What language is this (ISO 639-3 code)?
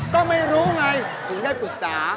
tha